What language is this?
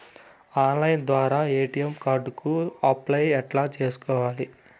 Telugu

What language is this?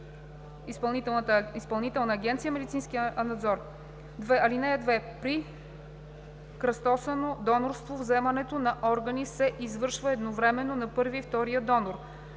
Bulgarian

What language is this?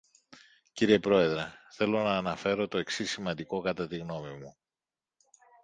Greek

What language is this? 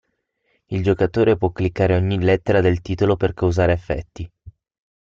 Italian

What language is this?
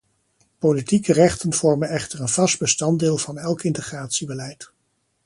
Dutch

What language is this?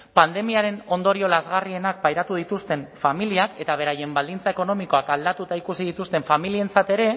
Basque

